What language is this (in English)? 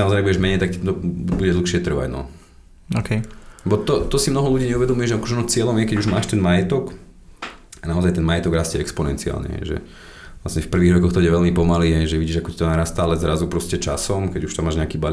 Slovak